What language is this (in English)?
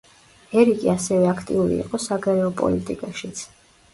Georgian